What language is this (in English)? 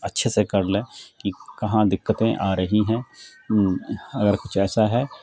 Urdu